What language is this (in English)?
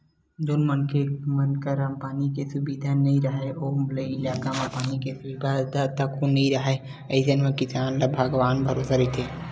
Chhattisgarhi